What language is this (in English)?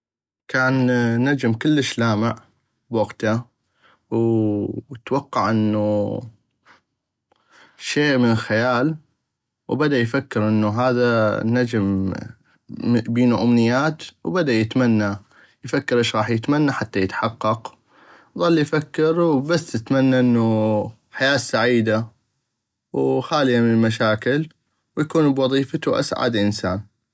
North Mesopotamian Arabic